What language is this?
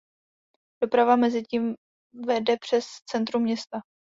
Czech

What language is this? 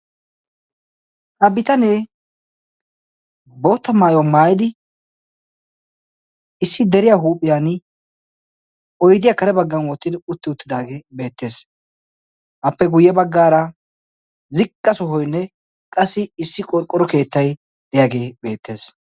Wolaytta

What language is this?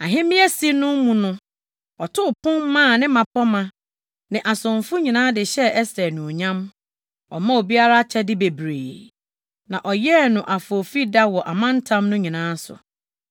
Akan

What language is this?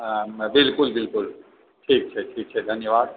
Maithili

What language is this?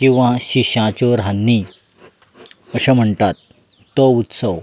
Konkani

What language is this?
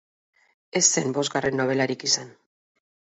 Basque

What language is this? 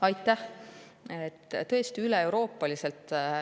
Estonian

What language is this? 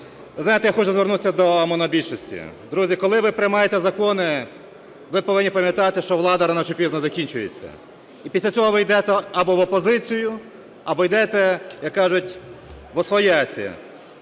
Ukrainian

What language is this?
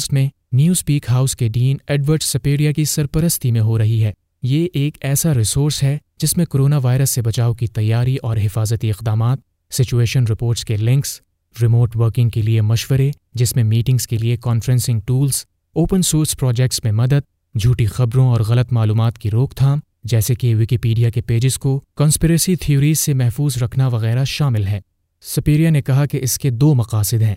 Urdu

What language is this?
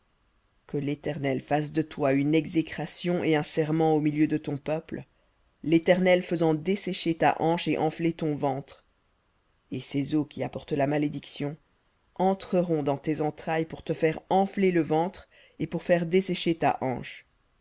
French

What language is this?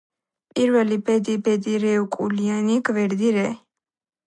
Georgian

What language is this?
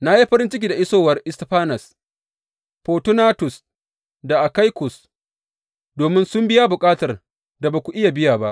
Hausa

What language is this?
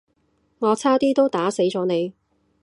Cantonese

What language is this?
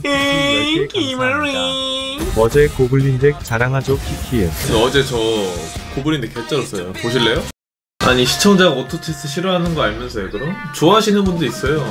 Korean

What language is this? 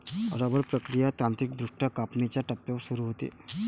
Marathi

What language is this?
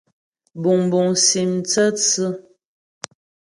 Ghomala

